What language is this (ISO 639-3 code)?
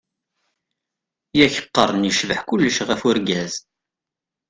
kab